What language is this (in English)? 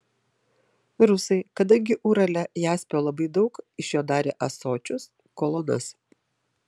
Lithuanian